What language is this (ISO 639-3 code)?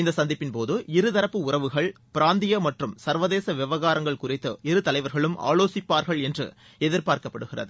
tam